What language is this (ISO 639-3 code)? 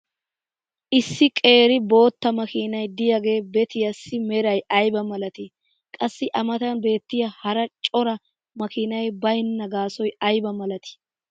wal